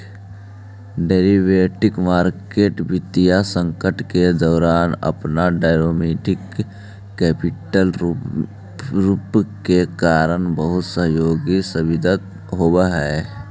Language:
Magahi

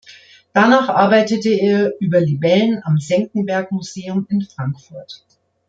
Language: German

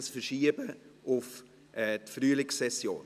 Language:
Swiss German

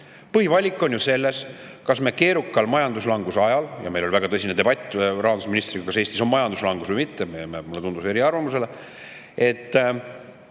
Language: Estonian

